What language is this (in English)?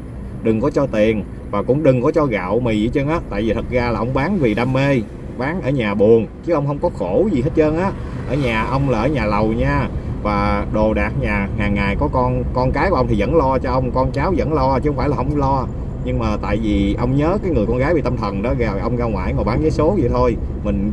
Vietnamese